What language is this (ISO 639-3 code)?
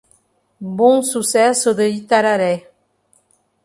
por